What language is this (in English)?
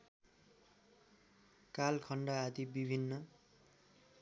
Nepali